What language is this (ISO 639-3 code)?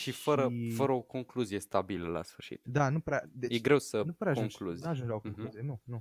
ron